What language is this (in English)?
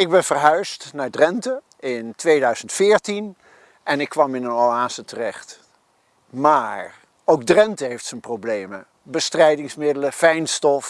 Dutch